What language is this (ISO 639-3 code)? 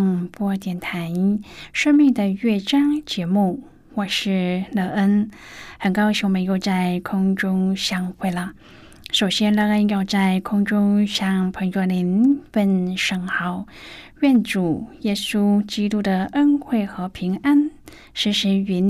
zho